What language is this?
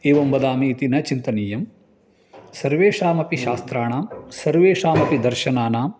Sanskrit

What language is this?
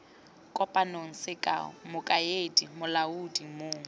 Tswana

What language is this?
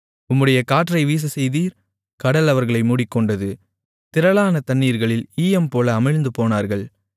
Tamil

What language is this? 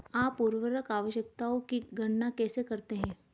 Hindi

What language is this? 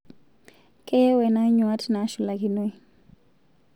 Masai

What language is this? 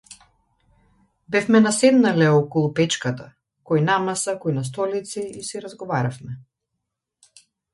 Macedonian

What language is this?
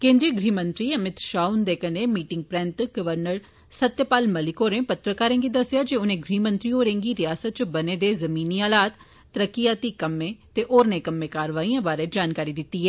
Dogri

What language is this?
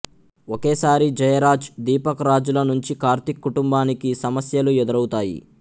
Telugu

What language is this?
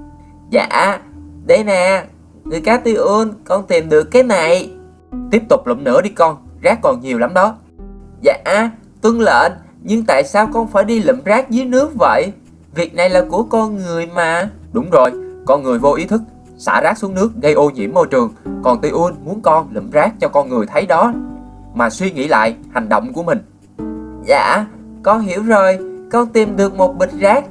Vietnamese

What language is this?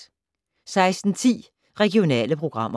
Danish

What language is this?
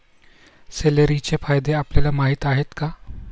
Marathi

